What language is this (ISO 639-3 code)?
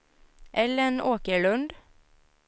swe